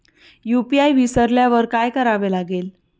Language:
Marathi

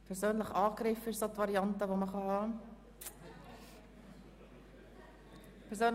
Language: Swiss German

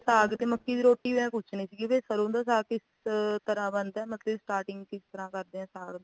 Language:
Punjabi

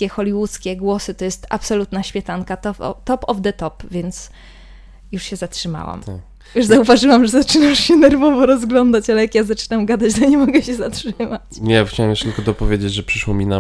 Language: Polish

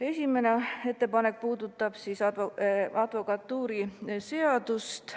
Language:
Estonian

